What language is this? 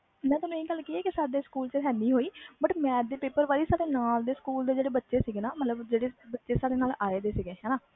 Punjabi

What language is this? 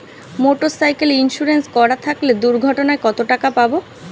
Bangla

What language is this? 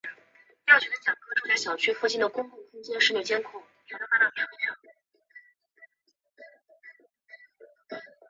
Chinese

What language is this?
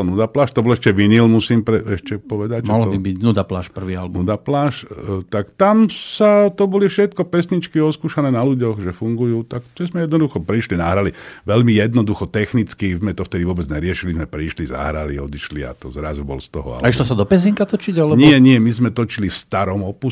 Slovak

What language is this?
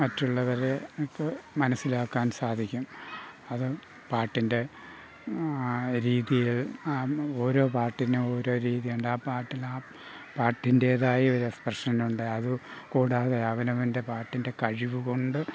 Malayalam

